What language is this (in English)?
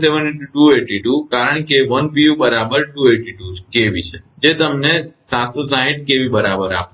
Gujarati